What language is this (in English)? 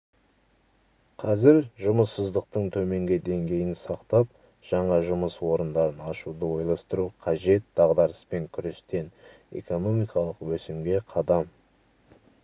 Kazakh